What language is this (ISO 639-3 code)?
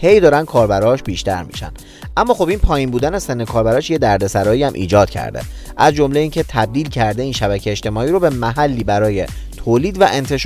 fas